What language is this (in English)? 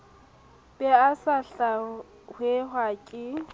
Southern Sotho